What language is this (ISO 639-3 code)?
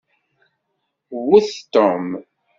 kab